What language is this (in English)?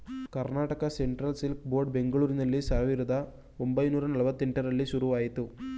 Kannada